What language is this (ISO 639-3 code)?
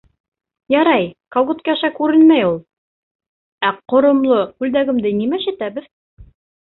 bak